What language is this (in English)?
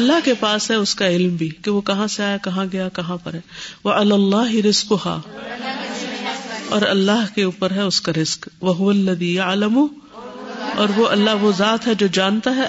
Urdu